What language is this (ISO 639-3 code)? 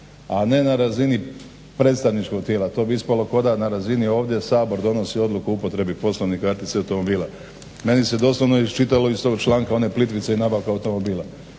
hrv